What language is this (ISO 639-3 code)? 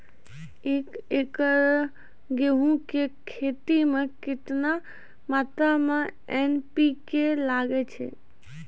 mai